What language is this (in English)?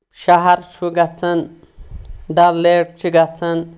Kashmiri